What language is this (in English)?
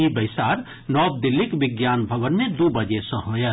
Maithili